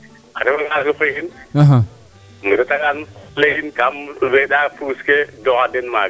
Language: Serer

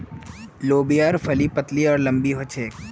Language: Magahi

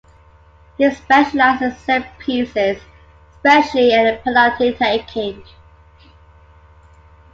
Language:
English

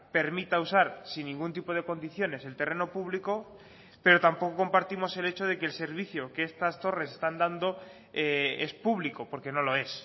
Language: Spanish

